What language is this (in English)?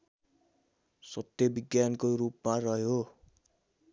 Nepali